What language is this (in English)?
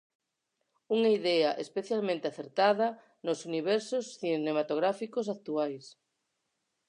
Galician